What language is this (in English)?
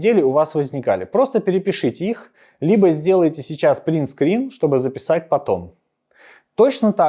Russian